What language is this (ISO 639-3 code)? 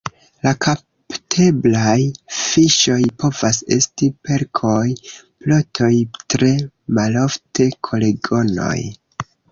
epo